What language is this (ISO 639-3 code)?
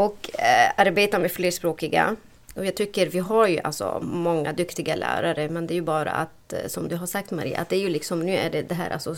swe